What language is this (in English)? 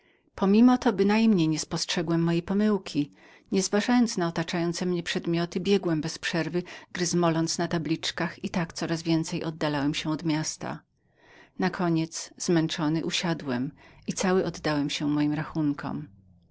Polish